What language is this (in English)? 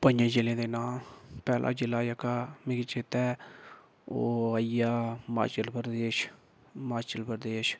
Dogri